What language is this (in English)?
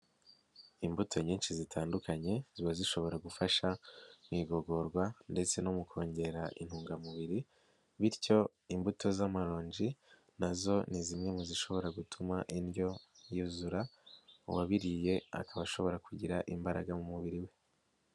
Kinyarwanda